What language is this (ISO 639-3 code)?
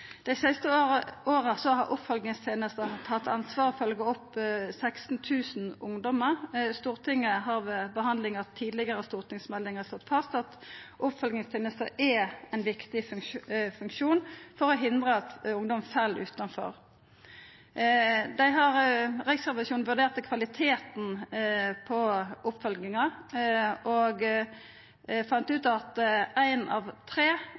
nno